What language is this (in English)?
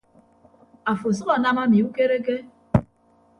Ibibio